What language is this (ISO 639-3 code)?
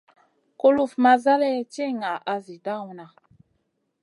mcn